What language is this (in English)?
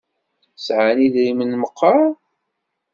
Kabyle